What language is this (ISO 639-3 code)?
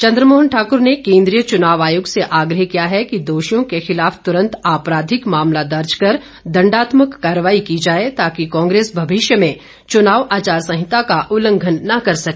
hin